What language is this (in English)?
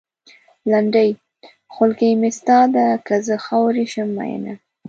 Pashto